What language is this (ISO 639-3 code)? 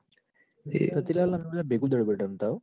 guj